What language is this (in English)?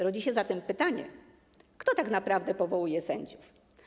Polish